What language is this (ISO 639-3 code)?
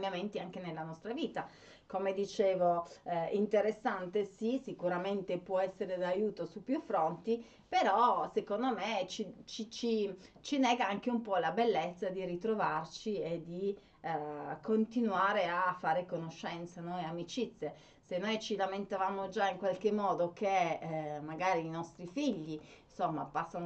ita